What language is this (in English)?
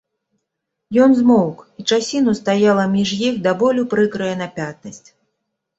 Belarusian